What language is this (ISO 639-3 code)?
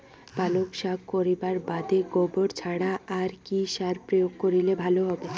ben